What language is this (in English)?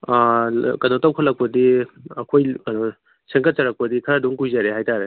Manipuri